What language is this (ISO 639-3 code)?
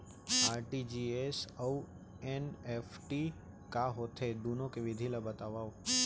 hne